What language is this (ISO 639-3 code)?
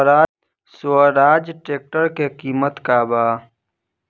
bho